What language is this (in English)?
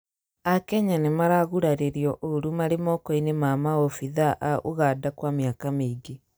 Kikuyu